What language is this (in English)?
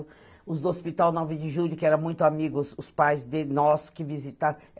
Portuguese